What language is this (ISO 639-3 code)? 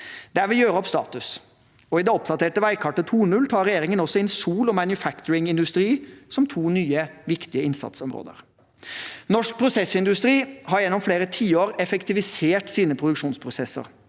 nor